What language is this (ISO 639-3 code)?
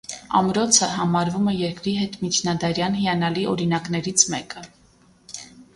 hye